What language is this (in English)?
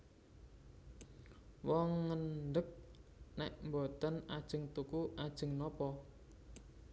Javanese